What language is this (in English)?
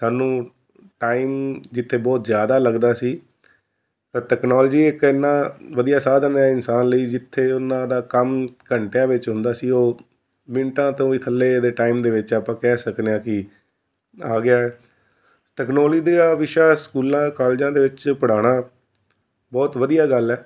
Punjabi